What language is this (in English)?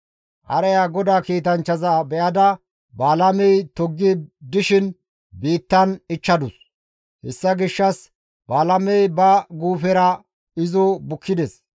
Gamo